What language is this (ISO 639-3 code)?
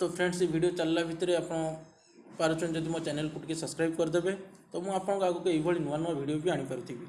hin